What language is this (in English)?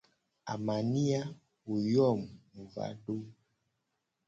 Gen